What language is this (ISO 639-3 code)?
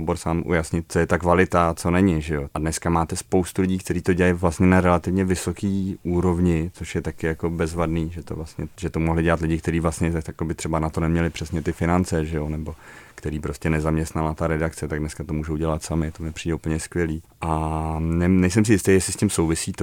ces